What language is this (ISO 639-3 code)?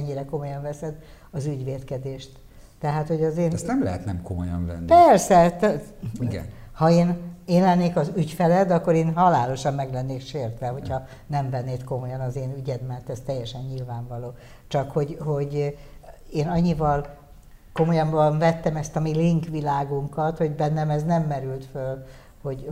hun